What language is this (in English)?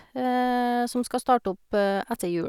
Norwegian